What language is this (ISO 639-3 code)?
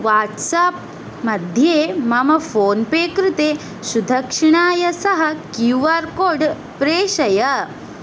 san